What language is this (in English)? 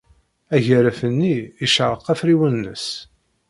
Kabyle